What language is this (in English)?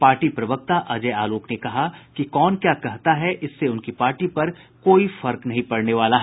Hindi